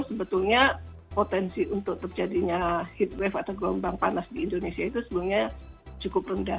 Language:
Indonesian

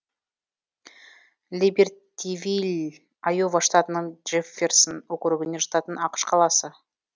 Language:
Kazakh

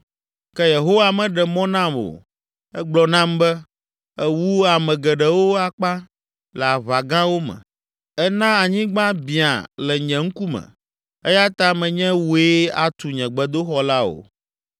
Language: Ewe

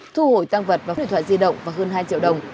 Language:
Vietnamese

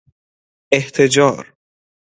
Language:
Persian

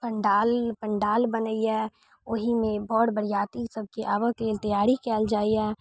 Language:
Maithili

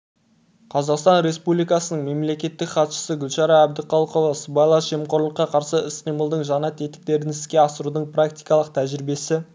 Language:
Kazakh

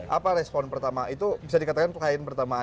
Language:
Indonesian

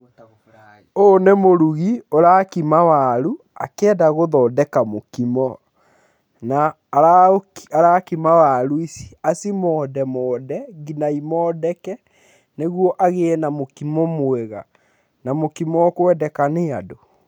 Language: Kikuyu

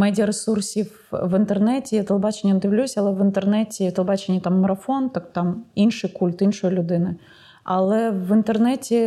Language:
Ukrainian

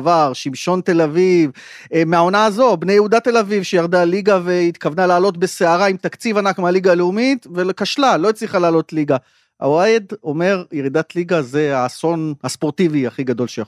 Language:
Hebrew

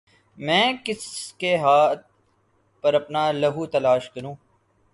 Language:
Urdu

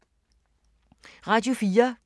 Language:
Danish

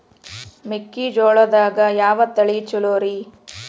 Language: Kannada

